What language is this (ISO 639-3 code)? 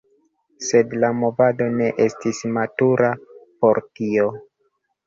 epo